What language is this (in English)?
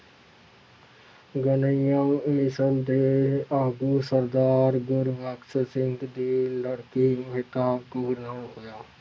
Punjabi